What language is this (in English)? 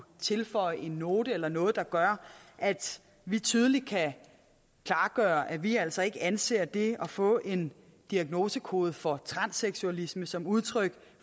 Danish